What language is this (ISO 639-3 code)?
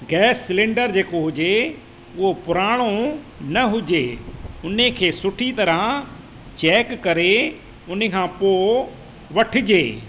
snd